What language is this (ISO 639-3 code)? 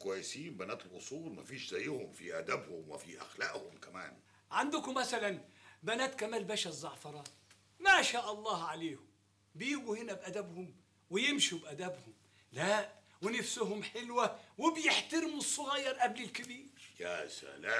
ara